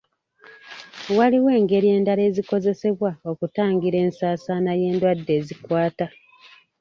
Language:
Ganda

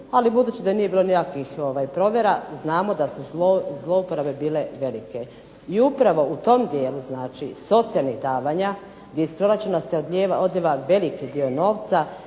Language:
Croatian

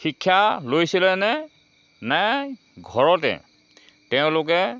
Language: Assamese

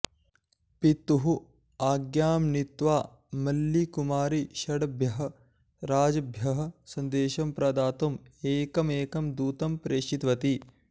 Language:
Sanskrit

